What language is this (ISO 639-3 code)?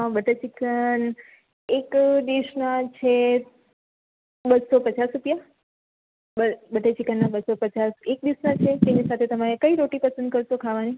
guj